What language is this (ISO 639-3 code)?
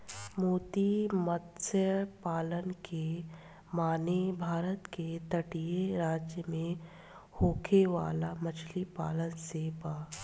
bho